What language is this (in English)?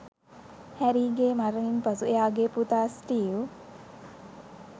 Sinhala